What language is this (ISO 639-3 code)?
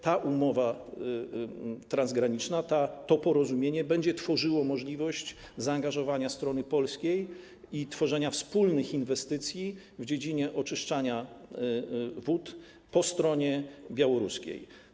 pol